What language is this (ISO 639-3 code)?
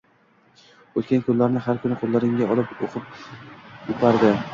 uzb